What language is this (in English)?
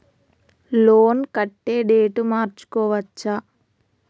Telugu